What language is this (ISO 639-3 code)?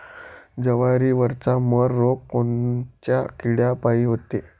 mar